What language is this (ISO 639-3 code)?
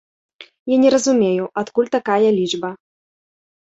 bel